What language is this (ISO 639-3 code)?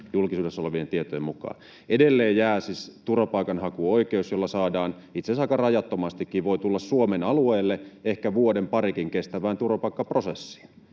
fin